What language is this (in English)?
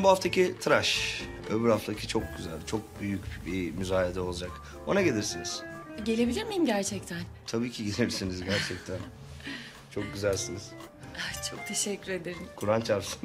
Turkish